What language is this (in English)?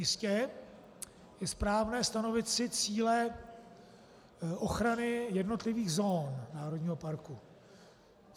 Czech